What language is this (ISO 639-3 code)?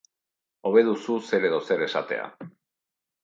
eus